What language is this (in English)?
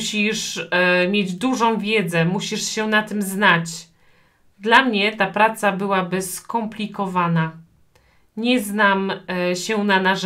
Polish